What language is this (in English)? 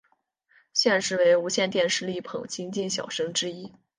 Chinese